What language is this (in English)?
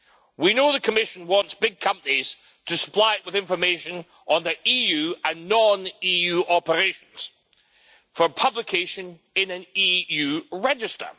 English